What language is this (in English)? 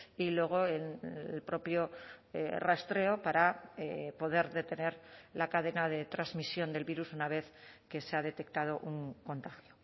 Spanish